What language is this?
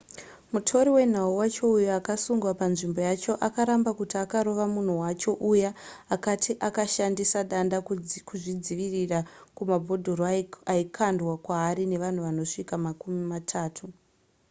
Shona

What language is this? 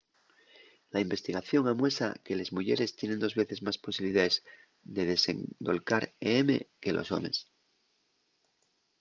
Asturian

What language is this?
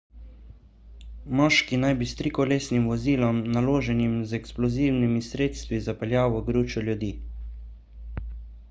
Slovenian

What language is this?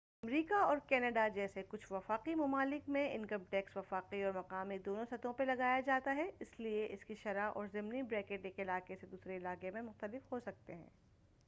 Urdu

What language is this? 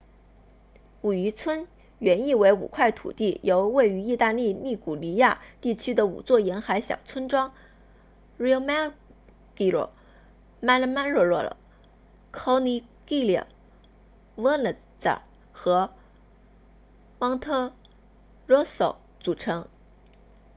Chinese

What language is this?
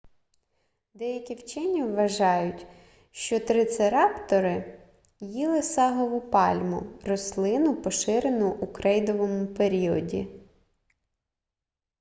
Ukrainian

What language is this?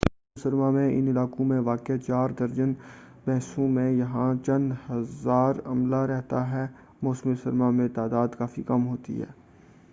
Urdu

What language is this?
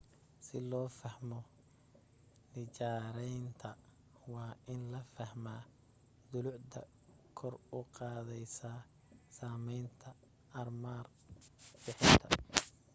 Somali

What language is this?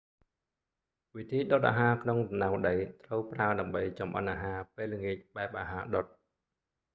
Khmer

